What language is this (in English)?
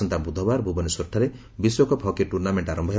Odia